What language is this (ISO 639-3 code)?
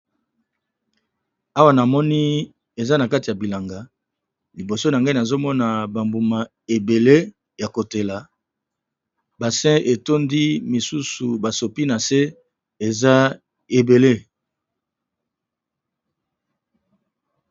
lin